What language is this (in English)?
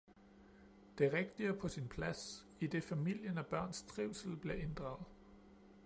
Danish